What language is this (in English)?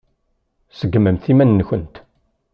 Kabyle